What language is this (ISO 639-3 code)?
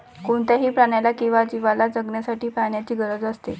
mar